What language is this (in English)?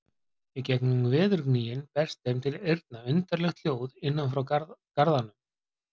Icelandic